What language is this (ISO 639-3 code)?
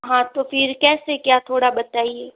hin